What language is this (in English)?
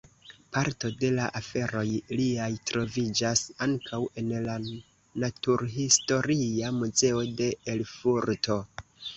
Esperanto